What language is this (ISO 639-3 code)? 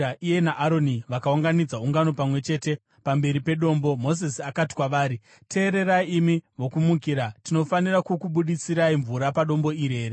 sna